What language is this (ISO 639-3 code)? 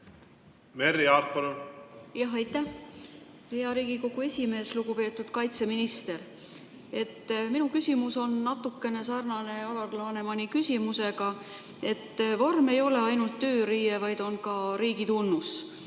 est